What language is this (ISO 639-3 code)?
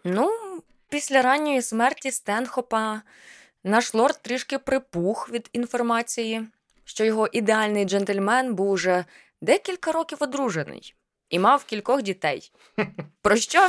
ukr